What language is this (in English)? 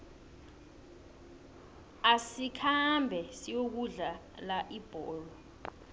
South Ndebele